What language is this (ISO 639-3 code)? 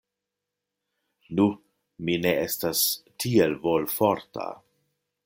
epo